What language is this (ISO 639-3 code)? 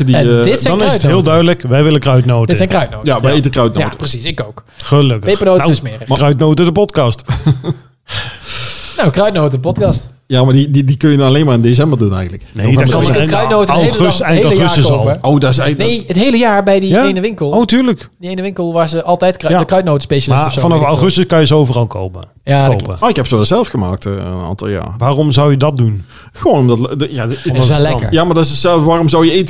nld